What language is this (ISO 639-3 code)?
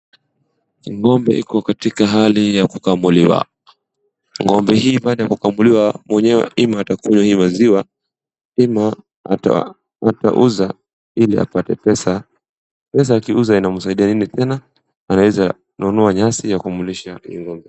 swa